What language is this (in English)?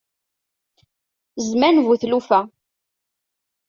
Kabyle